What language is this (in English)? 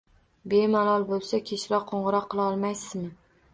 Uzbek